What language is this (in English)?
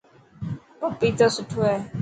Dhatki